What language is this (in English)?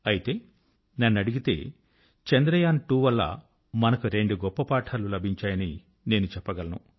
Telugu